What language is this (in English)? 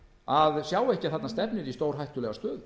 Icelandic